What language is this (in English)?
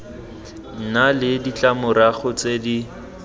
Tswana